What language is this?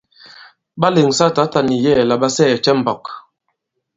Bankon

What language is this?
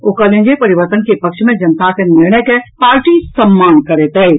Maithili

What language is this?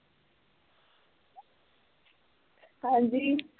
Punjabi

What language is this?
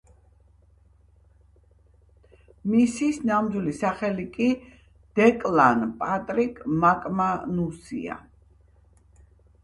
Georgian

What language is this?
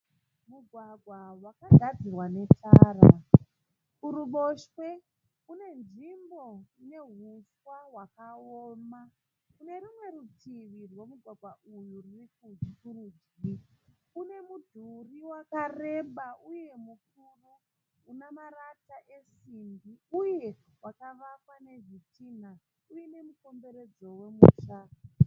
Shona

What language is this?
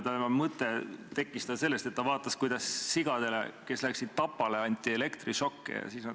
Estonian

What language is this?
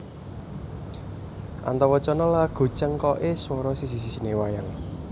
Javanese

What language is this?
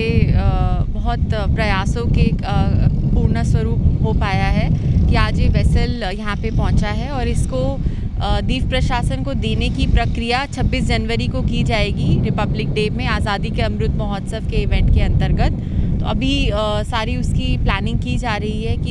Hindi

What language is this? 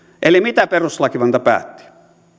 Finnish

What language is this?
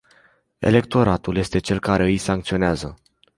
Romanian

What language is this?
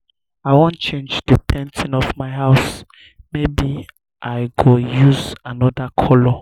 Nigerian Pidgin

